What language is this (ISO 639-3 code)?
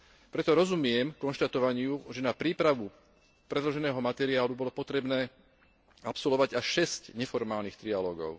slk